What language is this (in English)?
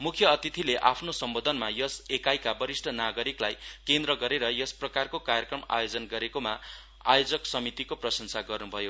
Nepali